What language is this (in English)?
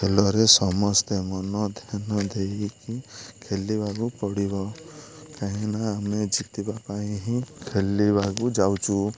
Odia